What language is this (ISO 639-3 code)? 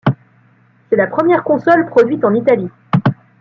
fra